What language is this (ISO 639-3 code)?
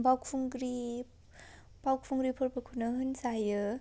brx